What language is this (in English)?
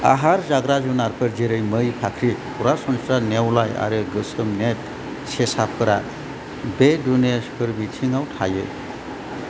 Bodo